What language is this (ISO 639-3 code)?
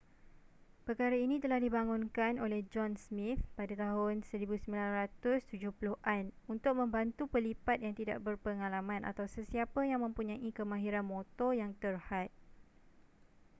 msa